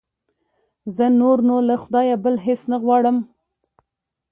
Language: Pashto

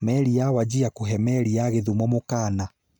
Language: Kikuyu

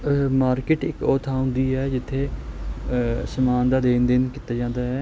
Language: Punjabi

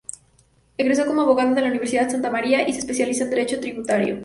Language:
Spanish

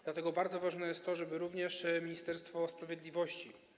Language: Polish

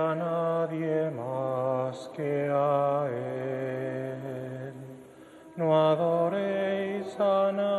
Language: Spanish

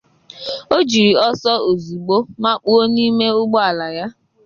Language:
Igbo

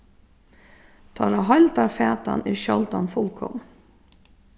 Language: Faroese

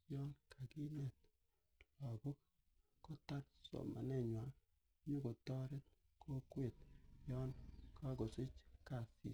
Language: Kalenjin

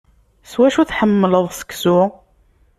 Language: Kabyle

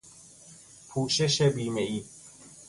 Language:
Persian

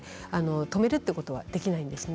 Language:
Japanese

